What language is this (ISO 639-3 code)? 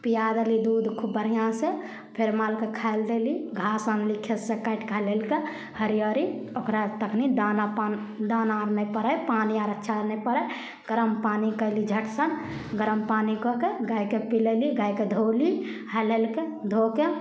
mai